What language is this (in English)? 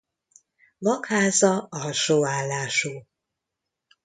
Hungarian